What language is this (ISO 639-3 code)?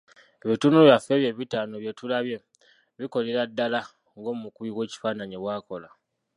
lug